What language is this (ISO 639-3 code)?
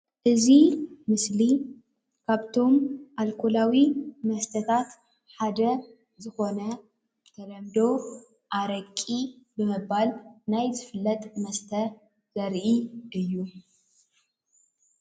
tir